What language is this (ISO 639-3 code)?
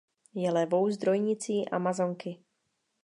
ces